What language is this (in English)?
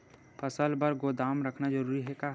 Chhattisgarhi